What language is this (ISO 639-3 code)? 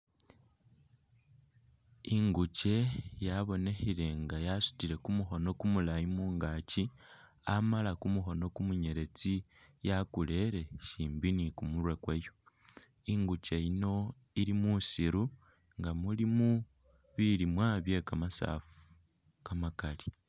myx